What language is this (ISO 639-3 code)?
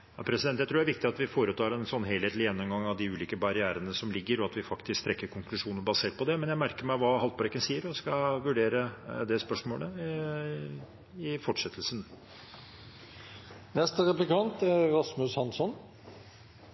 nob